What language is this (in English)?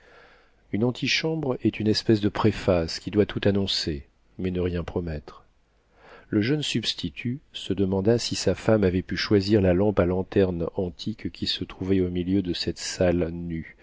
French